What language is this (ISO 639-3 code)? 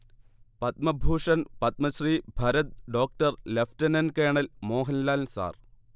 mal